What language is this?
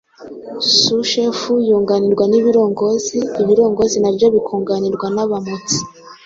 Kinyarwanda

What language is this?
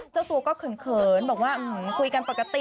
Thai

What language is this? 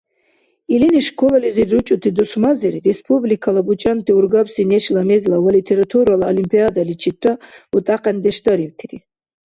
Dargwa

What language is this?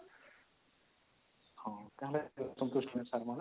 Odia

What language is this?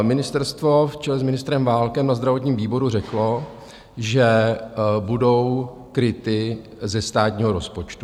Czech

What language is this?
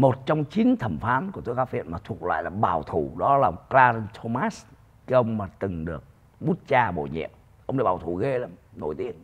Vietnamese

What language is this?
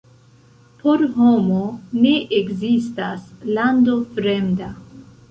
Esperanto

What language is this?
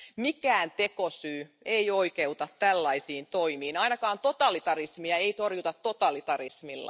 Finnish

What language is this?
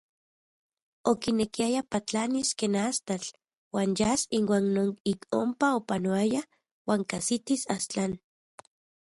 Central Puebla Nahuatl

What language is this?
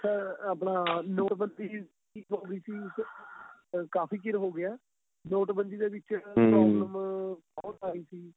Punjabi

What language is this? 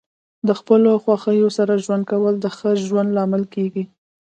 Pashto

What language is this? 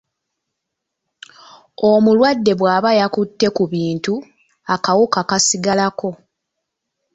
Ganda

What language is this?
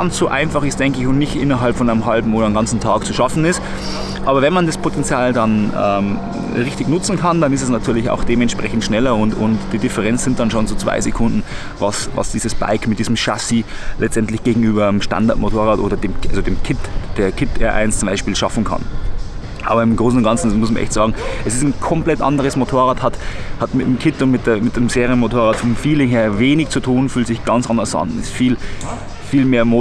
German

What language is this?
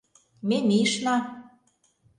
Mari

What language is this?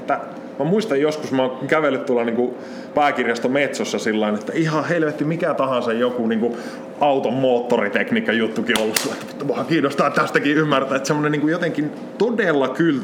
Finnish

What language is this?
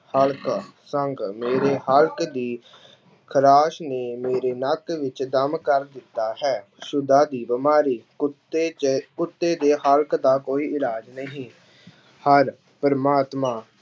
Punjabi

